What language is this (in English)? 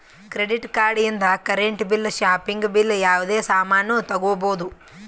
Kannada